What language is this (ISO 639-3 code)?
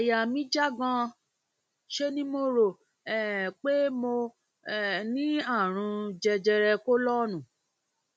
yor